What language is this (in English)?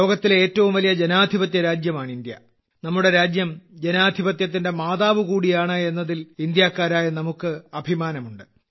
Malayalam